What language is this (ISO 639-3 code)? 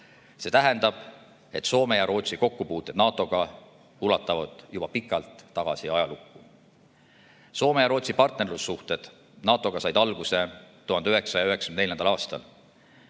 est